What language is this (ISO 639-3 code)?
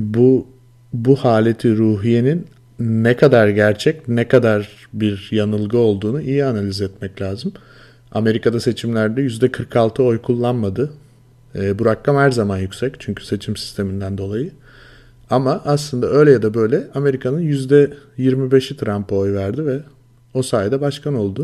tur